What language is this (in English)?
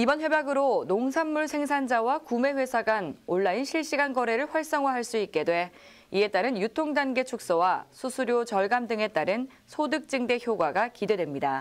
Korean